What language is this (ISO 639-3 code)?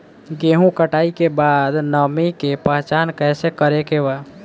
bho